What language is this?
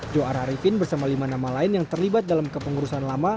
Indonesian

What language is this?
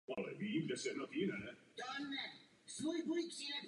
Czech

